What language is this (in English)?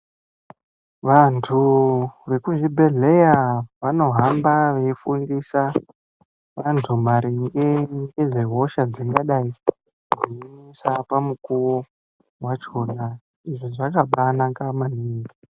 Ndau